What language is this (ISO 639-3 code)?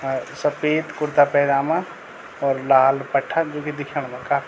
gbm